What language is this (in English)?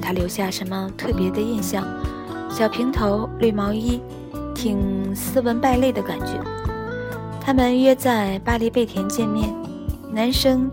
Chinese